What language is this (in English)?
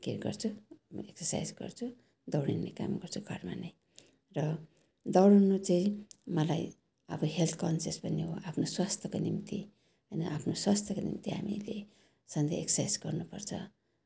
Nepali